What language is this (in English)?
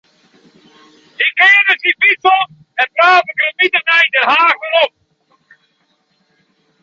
Western Frisian